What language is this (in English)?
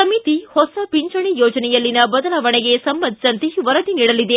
Kannada